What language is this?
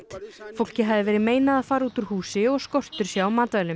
Icelandic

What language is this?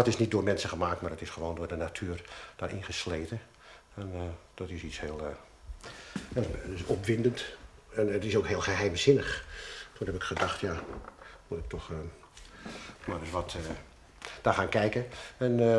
Dutch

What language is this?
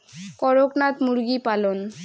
Bangla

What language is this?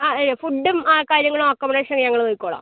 Malayalam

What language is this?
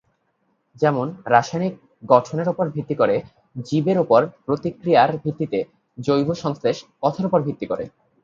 Bangla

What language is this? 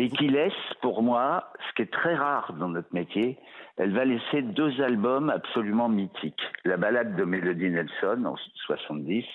French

